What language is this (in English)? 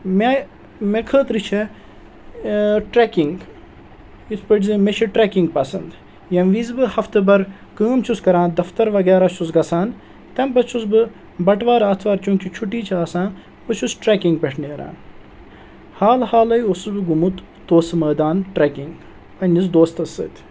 Kashmiri